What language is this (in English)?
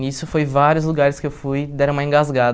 Portuguese